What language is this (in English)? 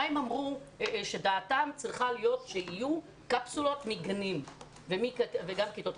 Hebrew